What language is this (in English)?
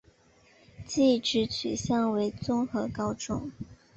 Chinese